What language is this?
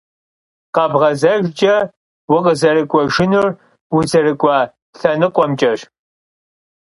Kabardian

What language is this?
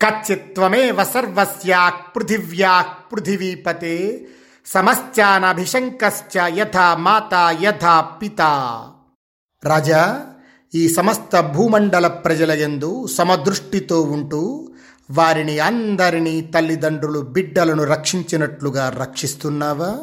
Telugu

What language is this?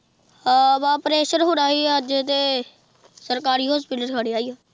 Punjabi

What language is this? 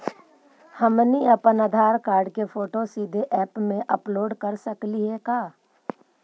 Magahi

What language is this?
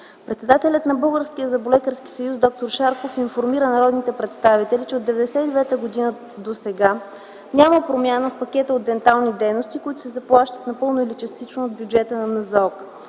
Bulgarian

